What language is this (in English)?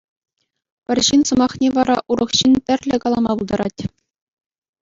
Chuvash